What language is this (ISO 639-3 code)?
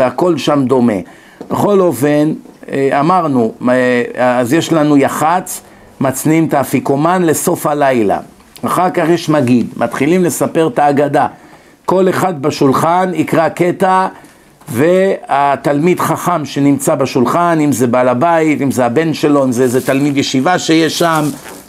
heb